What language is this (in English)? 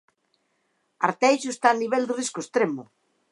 Galician